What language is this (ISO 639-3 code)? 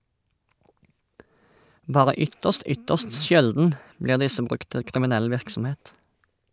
nor